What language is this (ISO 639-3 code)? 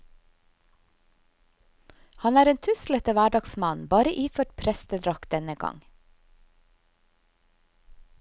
nor